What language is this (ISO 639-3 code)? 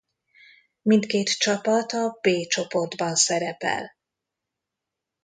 hun